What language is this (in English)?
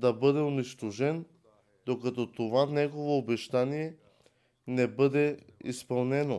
Bulgarian